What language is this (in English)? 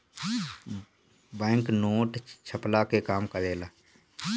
Bhojpuri